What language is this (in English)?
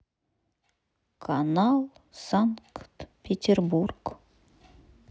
Russian